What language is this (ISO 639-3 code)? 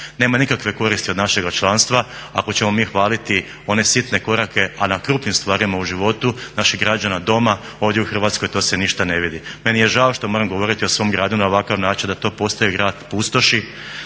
hrv